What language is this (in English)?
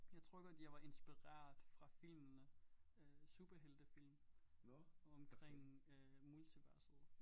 Danish